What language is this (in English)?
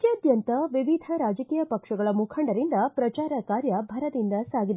Kannada